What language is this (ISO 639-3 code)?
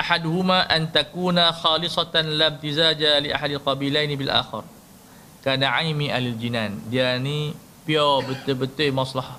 msa